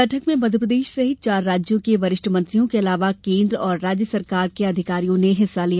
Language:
Hindi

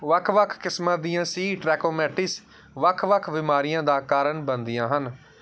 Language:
Punjabi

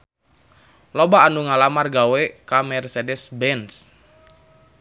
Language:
Sundanese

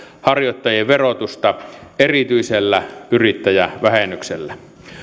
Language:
Finnish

